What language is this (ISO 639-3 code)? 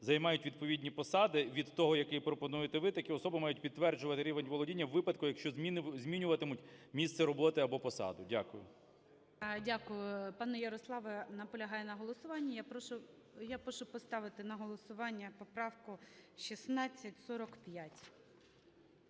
ukr